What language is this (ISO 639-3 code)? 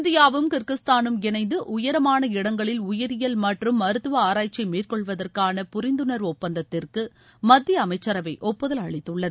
tam